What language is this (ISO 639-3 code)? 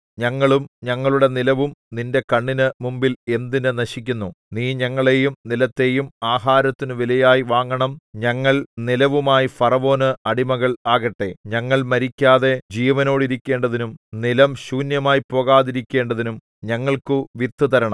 mal